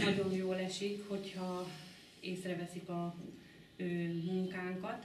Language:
Hungarian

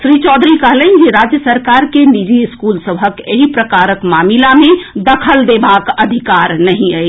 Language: Maithili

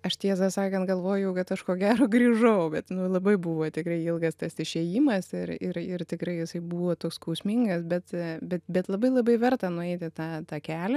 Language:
Lithuanian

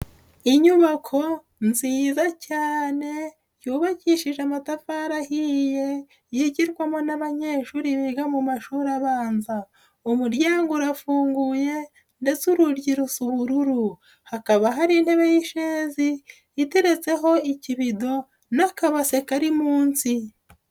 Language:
Kinyarwanda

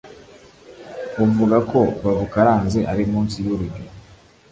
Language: Kinyarwanda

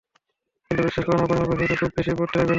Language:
Bangla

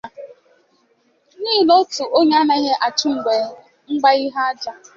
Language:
Igbo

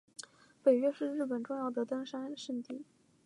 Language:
Chinese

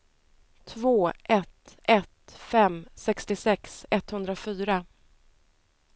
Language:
Swedish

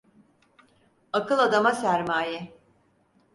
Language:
Turkish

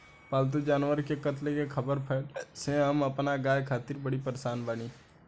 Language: Bhojpuri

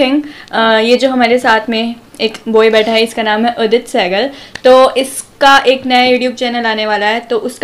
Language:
Hindi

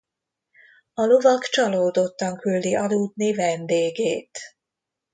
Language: Hungarian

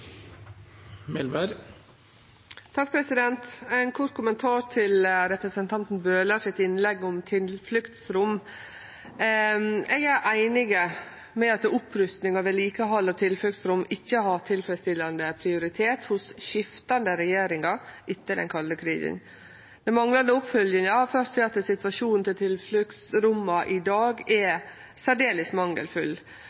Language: Norwegian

